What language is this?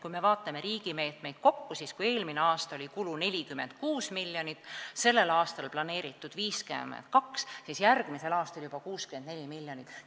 Estonian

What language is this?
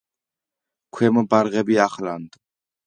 Georgian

